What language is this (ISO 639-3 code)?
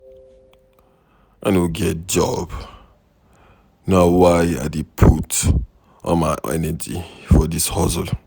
pcm